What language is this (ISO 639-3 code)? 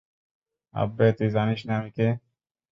ben